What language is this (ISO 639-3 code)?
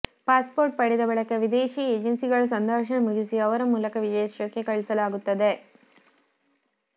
kan